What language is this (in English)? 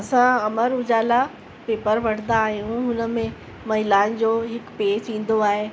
Sindhi